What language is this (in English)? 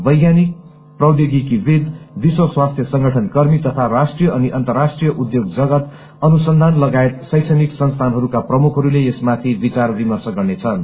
Nepali